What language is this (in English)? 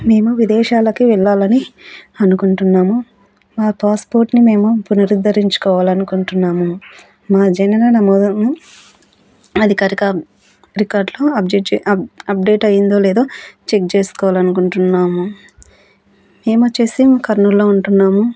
Telugu